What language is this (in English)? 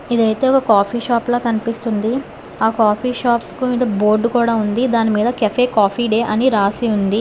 Telugu